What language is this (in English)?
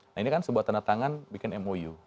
Indonesian